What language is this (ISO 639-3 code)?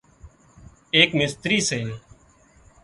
kxp